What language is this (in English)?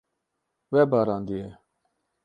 Kurdish